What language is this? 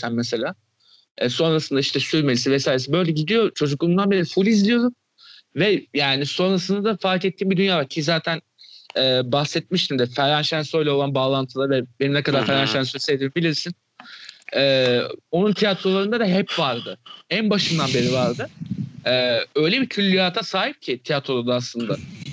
Turkish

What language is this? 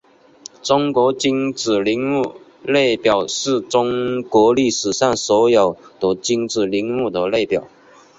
Chinese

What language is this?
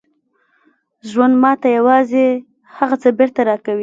Pashto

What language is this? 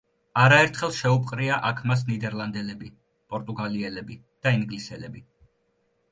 Georgian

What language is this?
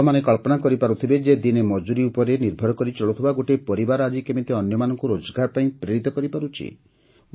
Odia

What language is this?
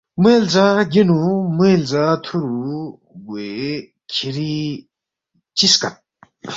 Balti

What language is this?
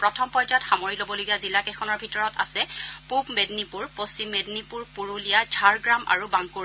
Assamese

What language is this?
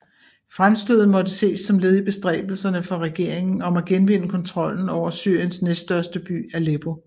Danish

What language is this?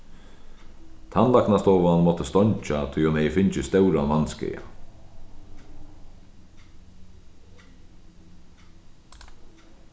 Faroese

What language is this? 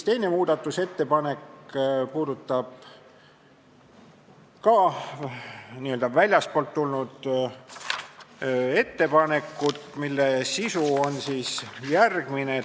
Estonian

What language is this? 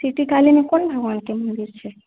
Maithili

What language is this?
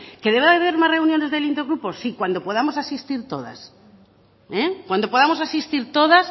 Spanish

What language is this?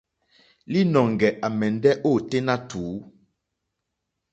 Mokpwe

